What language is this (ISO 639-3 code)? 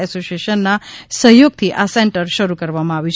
guj